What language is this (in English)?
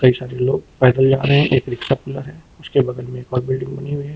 Hindi